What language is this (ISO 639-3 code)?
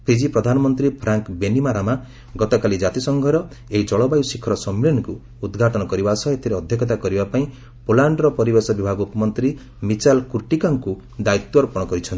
ori